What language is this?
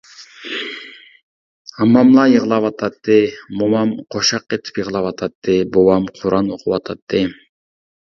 Uyghur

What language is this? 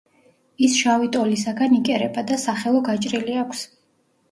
Georgian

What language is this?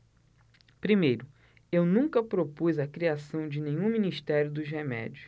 Portuguese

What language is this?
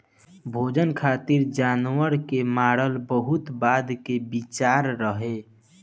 Bhojpuri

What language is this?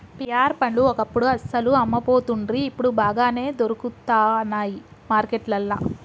Telugu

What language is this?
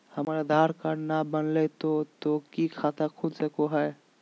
Magahi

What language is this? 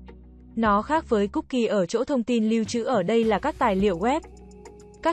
Vietnamese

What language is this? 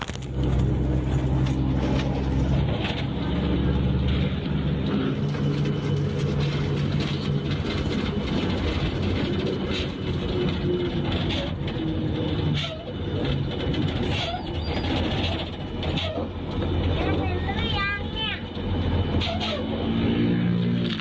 Thai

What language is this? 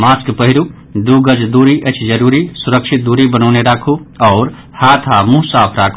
Maithili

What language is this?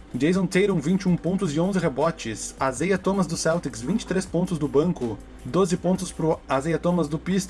Portuguese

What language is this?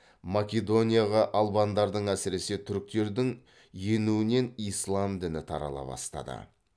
Kazakh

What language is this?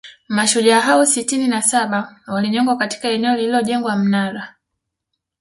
Swahili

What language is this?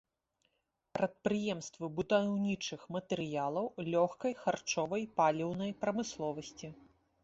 Belarusian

